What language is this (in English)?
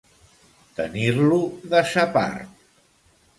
Catalan